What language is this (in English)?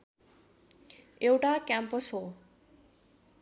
Nepali